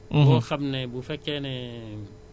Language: Wolof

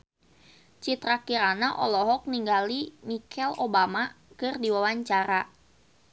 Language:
Sundanese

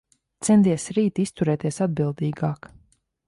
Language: Latvian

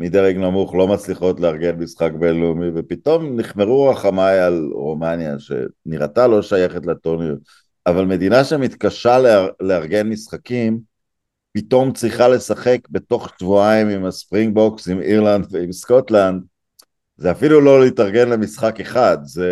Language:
Hebrew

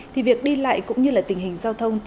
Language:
Vietnamese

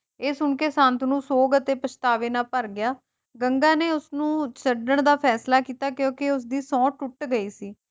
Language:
Punjabi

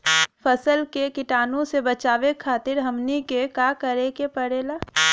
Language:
Bhojpuri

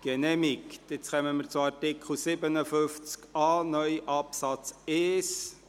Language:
Swiss German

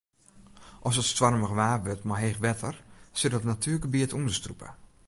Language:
Western Frisian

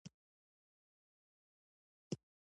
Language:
Pashto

